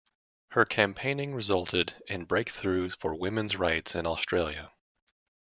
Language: English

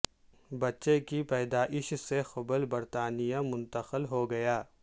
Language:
Urdu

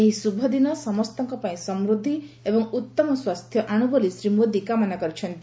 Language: Odia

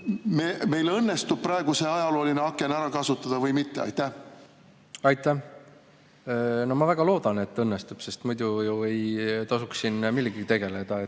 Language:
Estonian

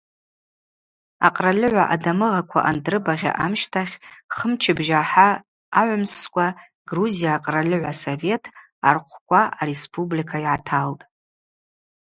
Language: Abaza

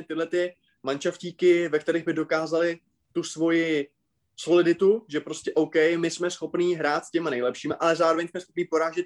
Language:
Czech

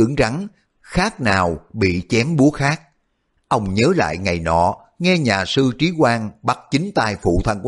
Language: Vietnamese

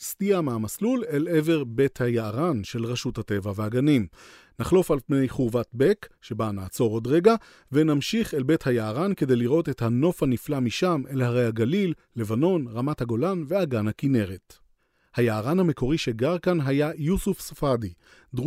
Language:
Hebrew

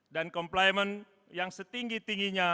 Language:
Indonesian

